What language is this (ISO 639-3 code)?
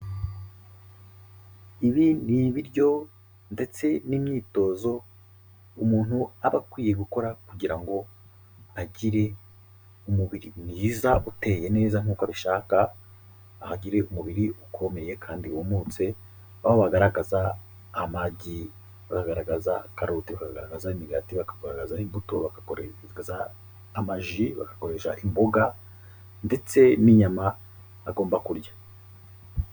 kin